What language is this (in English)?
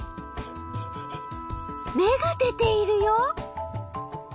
Japanese